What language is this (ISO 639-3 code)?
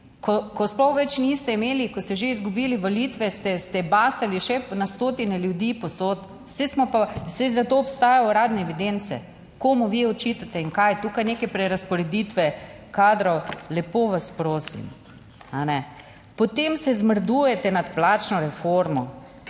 slv